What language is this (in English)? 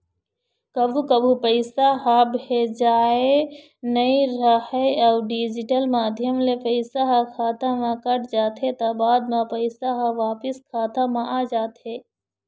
Chhattisgarhi